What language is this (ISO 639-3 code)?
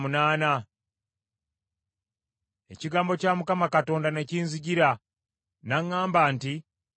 lug